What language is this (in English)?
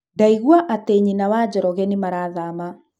Kikuyu